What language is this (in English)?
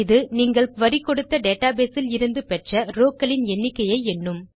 Tamil